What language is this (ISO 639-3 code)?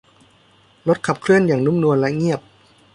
tha